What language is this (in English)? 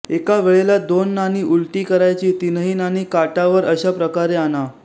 Marathi